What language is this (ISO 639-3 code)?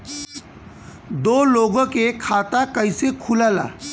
bho